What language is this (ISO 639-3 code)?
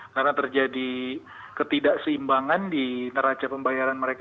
ind